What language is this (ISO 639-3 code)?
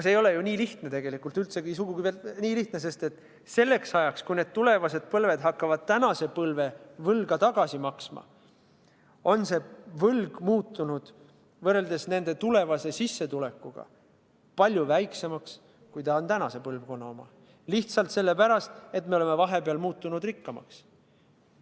est